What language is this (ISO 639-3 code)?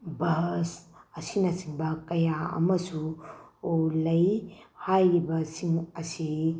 mni